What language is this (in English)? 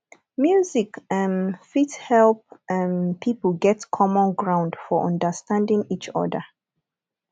Nigerian Pidgin